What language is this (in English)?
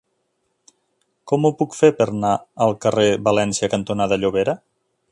Catalan